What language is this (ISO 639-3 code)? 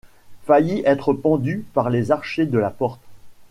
fra